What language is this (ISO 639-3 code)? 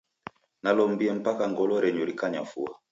dav